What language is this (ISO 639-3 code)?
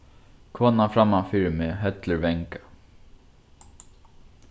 fao